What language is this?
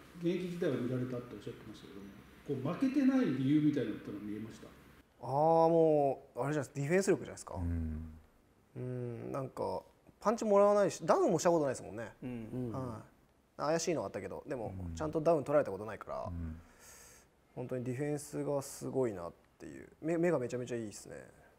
Japanese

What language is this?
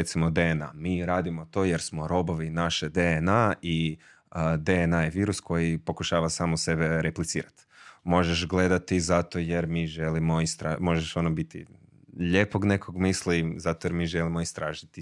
Croatian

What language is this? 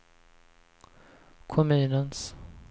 Swedish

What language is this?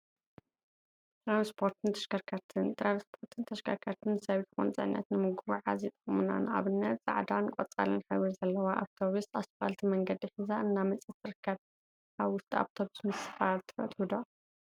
Tigrinya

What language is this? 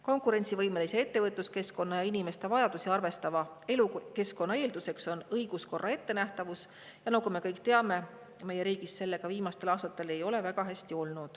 Estonian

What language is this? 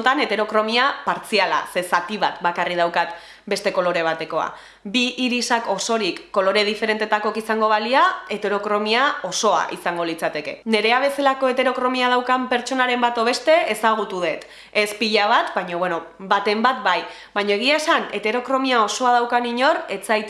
Basque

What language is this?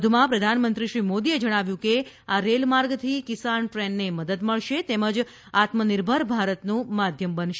Gujarati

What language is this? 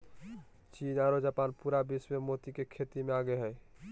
Magahi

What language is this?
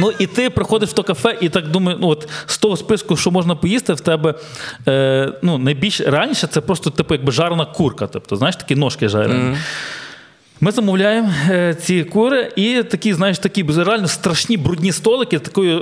Ukrainian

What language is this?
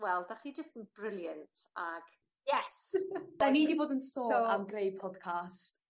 Welsh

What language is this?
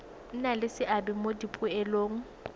Tswana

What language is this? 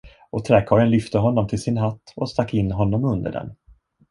Swedish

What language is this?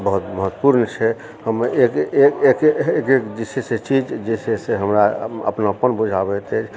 Maithili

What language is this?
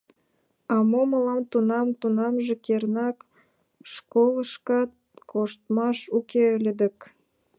Mari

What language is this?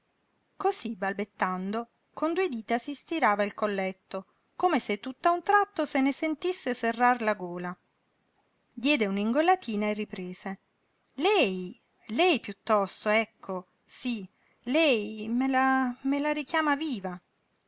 Italian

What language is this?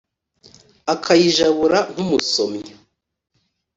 Kinyarwanda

